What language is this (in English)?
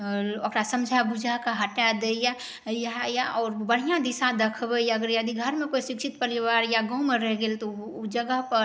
Maithili